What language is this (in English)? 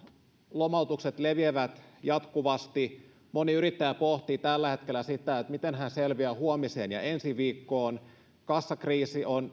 Finnish